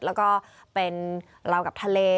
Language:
Thai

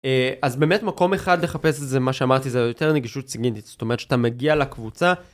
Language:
Hebrew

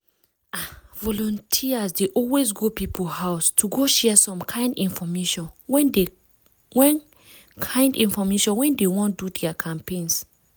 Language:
Nigerian Pidgin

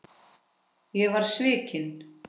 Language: Icelandic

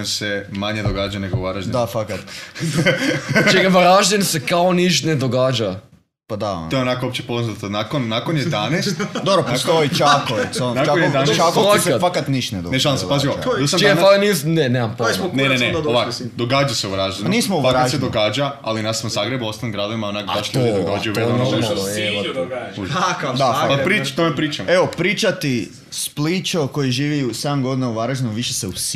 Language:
Croatian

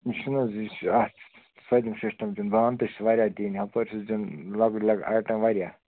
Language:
Kashmiri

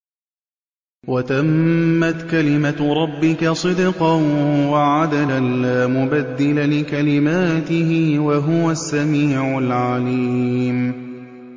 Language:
Arabic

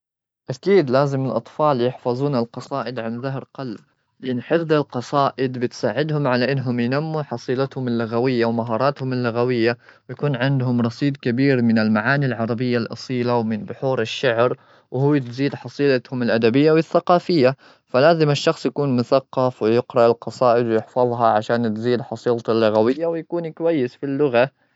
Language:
Gulf Arabic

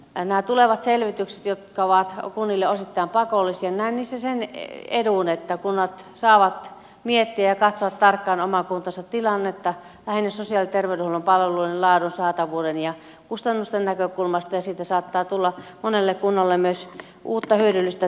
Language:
Finnish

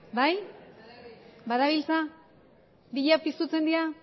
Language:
Basque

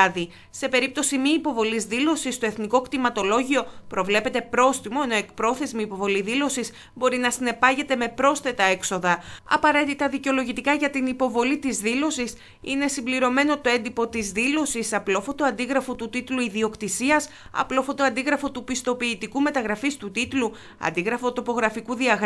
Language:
Greek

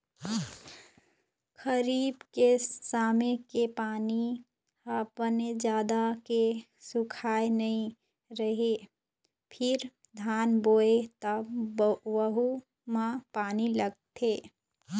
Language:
Chhattisgarhi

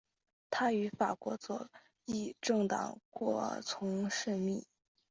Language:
Chinese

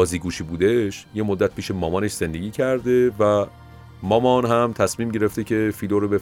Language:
Persian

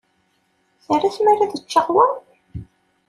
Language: Kabyle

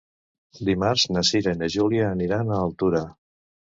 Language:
Catalan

